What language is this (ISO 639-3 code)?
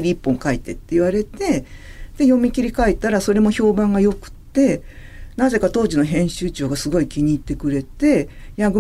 jpn